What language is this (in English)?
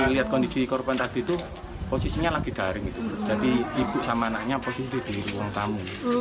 Indonesian